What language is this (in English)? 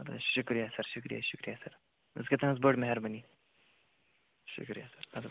Kashmiri